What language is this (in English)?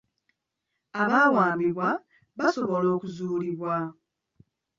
Ganda